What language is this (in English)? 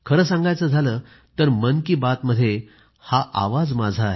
Marathi